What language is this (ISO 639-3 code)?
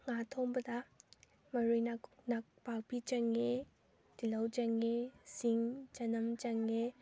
mni